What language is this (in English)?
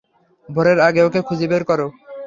Bangla